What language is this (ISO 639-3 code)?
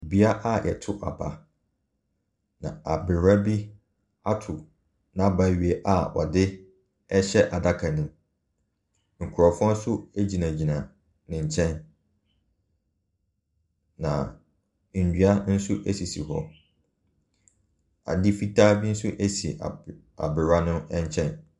aka